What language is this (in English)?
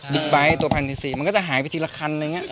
Thai